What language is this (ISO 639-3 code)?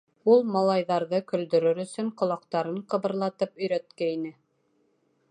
bak